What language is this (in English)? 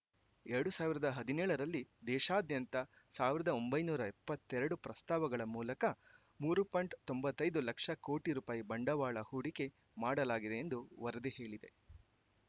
Kannada